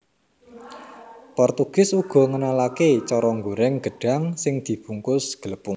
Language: Javanese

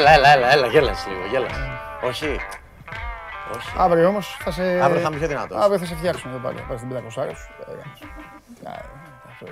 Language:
Greek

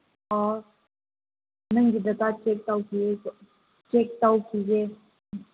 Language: Manipuri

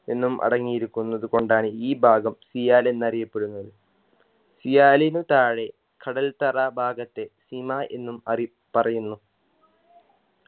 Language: Malayalam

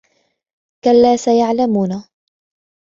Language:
Arabic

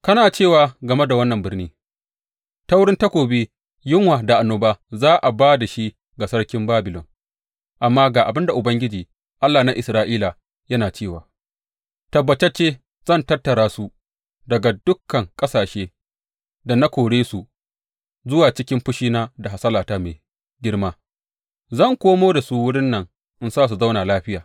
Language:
Hausa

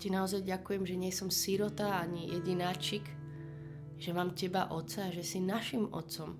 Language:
Slovak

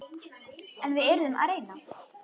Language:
Icelandic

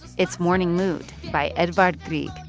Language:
English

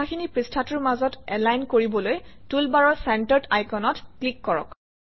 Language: Assamese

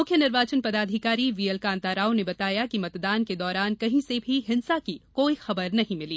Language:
Hindi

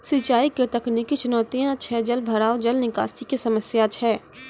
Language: Maithili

